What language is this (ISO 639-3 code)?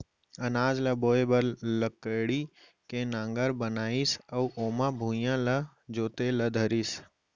hne